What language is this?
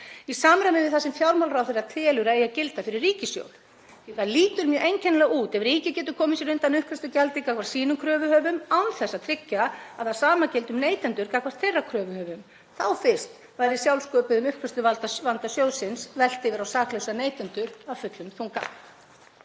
Icelandic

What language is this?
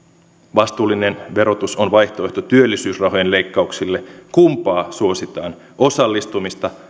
Finnish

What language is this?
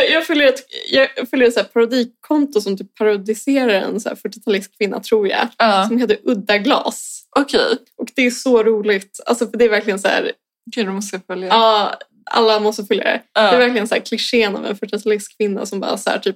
Swedish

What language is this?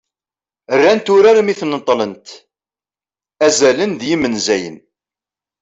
Kabyle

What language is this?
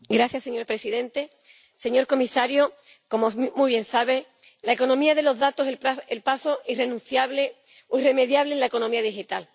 Spanish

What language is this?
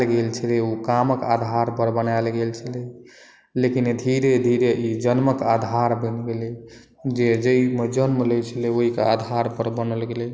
Maithili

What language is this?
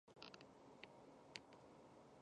Chinese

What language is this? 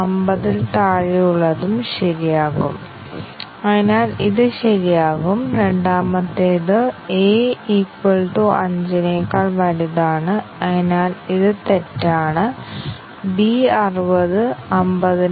Malayalam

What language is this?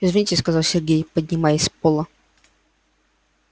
Russian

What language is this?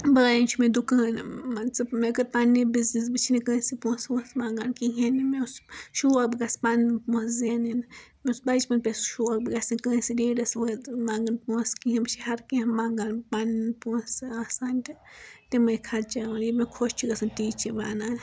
Kashmiri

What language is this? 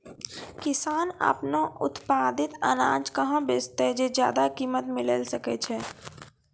Maithili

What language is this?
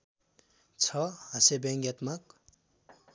Nepali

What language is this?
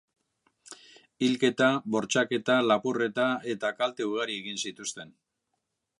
Basque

